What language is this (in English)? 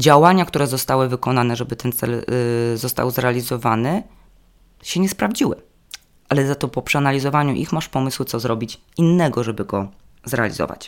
Polish